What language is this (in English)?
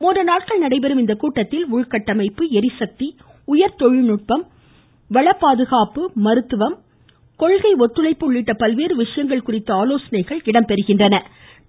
Tamil